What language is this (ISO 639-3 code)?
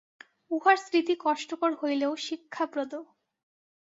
ben